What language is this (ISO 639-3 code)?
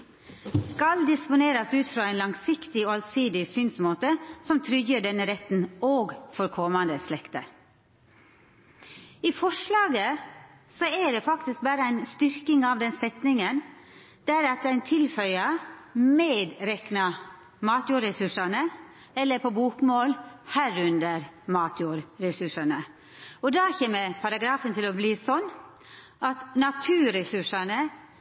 nno